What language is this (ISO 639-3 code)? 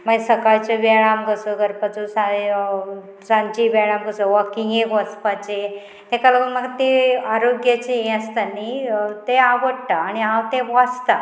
kok